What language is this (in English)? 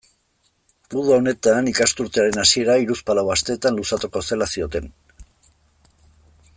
Basque